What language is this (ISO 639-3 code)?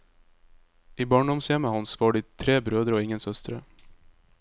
nor